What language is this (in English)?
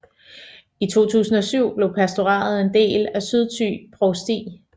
Danish